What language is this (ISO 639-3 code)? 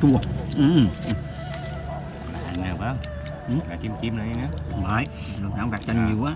vie